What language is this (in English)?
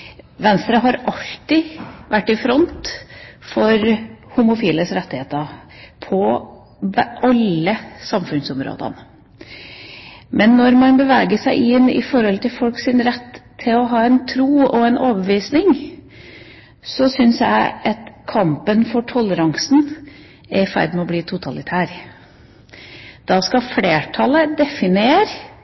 Norwegian Bokmål